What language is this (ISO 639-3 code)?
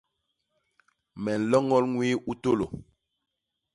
bas